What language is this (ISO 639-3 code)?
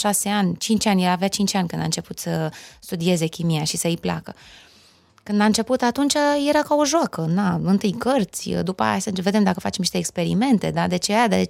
ron